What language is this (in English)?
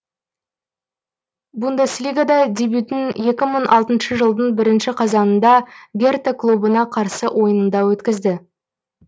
Kazakh